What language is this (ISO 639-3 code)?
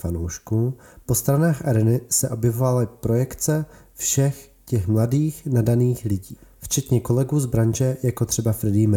ces